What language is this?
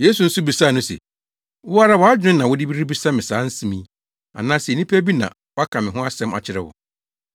Akan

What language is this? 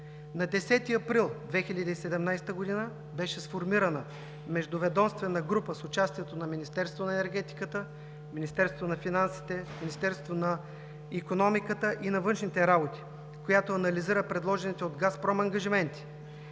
Bulgarian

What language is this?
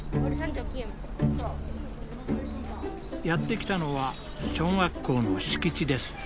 Japanese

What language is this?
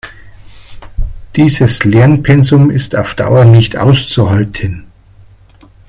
German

